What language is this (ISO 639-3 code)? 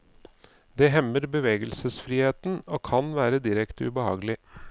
nor